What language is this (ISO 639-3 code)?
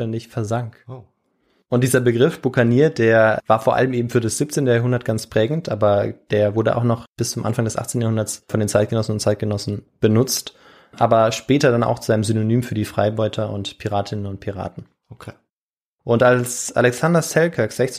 deu